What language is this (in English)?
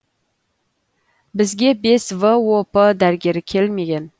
Kazakh